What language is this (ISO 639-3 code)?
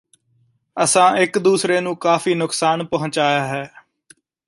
pan